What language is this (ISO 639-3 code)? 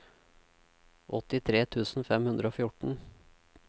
nor